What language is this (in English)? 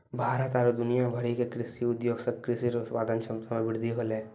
Maithili